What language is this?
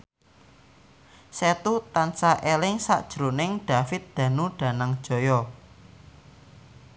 Javanese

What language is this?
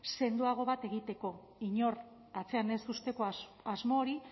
Basque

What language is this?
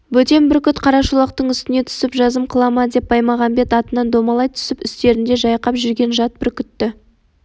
Kazakh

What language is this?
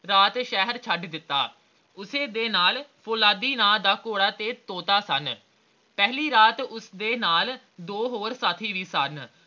Punjabi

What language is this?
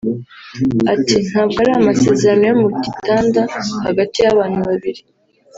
Kinyarwanda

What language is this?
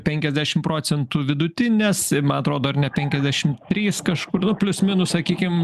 Lithuanian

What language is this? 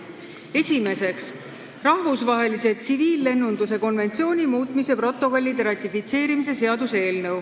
Estonian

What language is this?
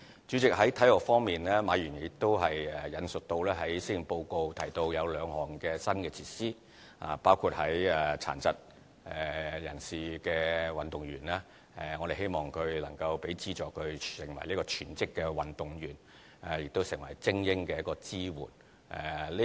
Cantonese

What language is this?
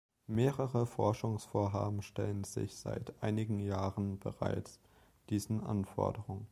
German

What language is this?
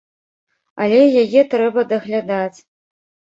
Belarusian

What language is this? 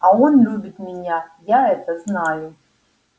Russian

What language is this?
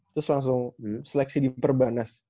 Indonesian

